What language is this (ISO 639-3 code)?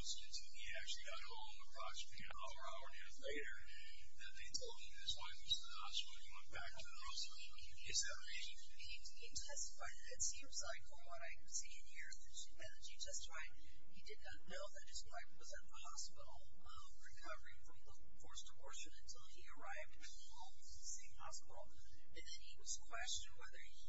eng